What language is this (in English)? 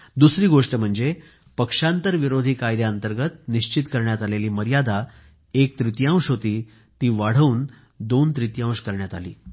Marathi